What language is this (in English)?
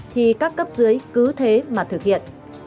Vietnamese